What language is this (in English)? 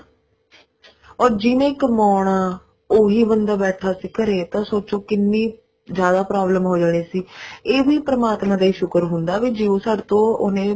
Punjabi